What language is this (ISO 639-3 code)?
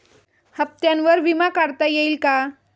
mar